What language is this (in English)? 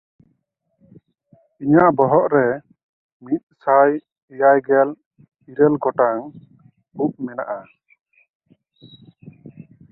Santali